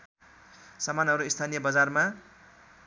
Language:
Nepali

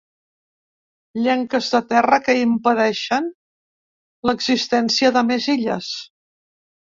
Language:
Catalan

